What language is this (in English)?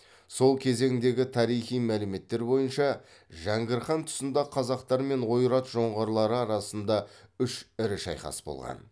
Kazakh